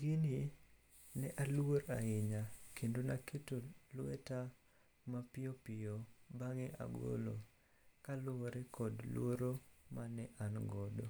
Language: Luo (Kenya and Tanzania)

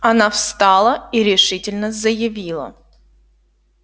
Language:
Russian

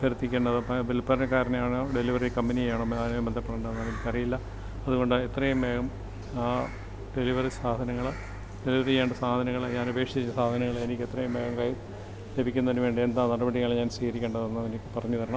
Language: Malayalam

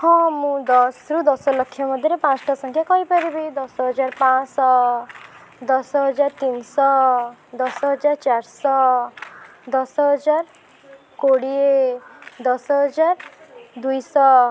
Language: Odia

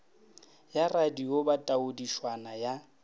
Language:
Northern Sotho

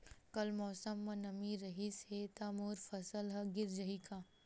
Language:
Chhattisgarhi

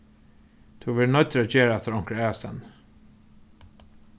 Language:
Faroese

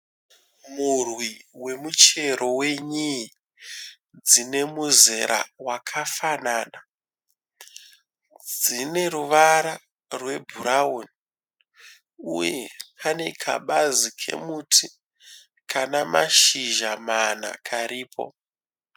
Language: Shona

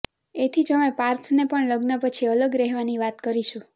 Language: Gujarati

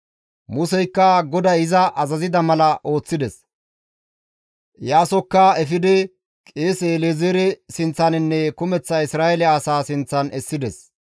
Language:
Gamo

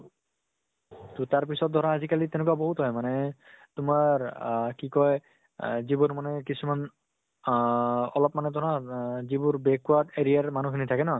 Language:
Assamese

